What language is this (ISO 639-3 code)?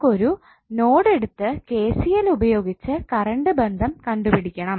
mal